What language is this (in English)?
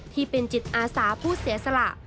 Thai